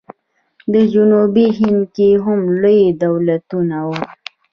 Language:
Pashto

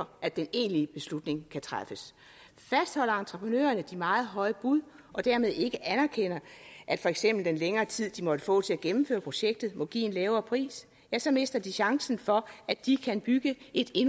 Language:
Danish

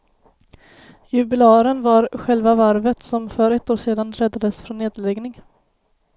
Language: Swedish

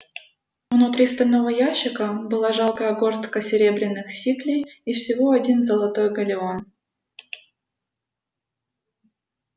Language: Russian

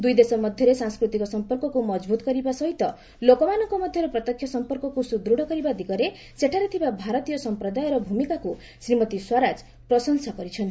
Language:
Odia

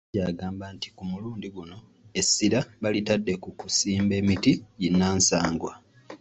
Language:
Ganda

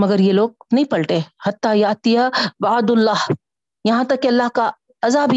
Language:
Urdu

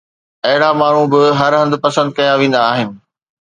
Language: Sindhi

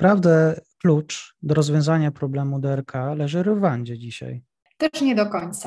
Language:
Polish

